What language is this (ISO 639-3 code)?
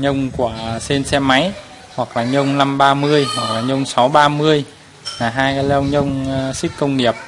vie